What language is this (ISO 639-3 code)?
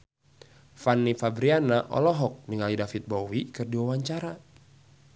sun